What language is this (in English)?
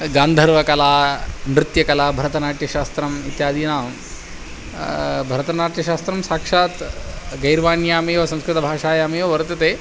Sanskrit